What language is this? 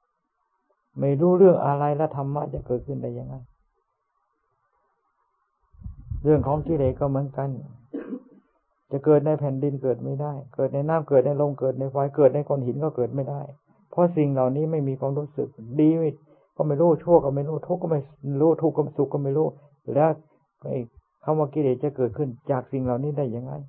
Thai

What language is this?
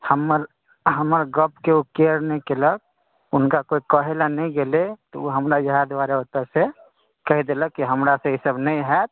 Maithili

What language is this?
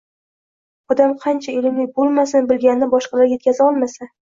Uzbek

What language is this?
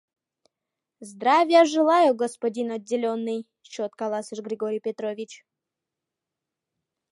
Mari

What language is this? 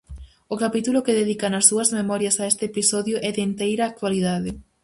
Galician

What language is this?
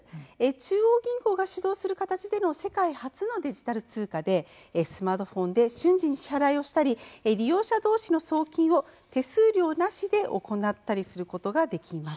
Japanese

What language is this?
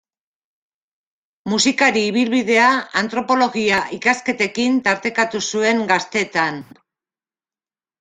Basque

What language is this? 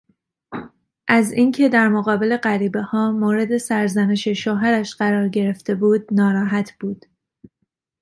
Persian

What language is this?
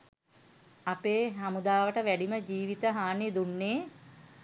Sinhala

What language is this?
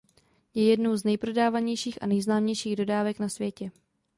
Czech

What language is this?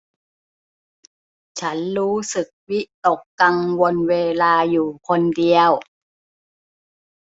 Thai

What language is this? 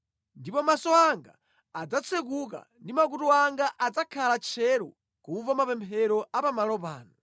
Nyanja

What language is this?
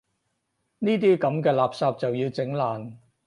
Cantonese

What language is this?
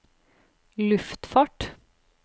Norwegian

